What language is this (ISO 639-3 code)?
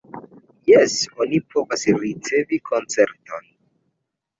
epo